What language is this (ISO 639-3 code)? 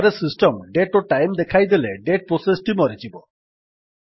ori